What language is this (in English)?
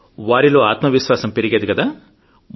Telugu